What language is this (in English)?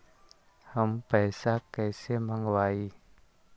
Magahi